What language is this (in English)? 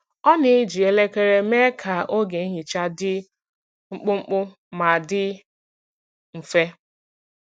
Igbo